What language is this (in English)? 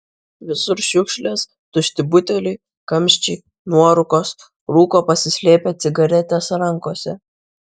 Lithuanian